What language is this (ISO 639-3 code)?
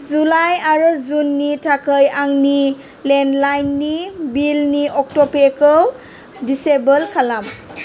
brx